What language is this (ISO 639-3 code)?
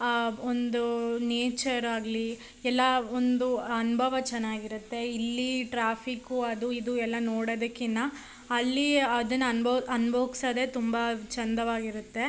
kan